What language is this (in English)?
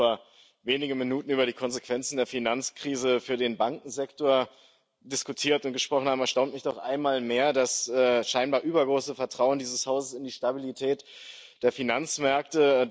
German